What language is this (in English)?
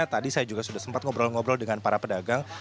Indonesian